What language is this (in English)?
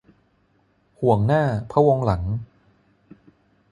Thai